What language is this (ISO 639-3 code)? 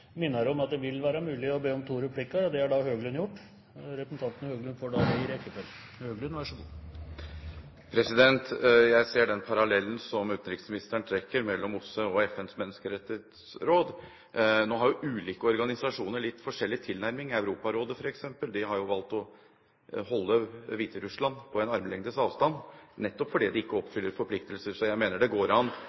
nob